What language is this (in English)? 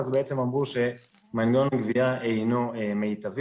Hebrew